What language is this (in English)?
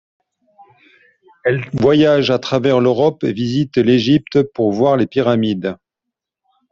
French